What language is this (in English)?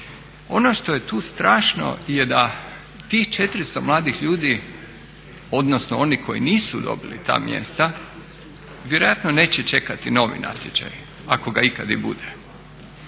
Croatian